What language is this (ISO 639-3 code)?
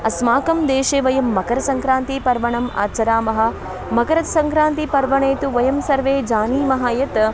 san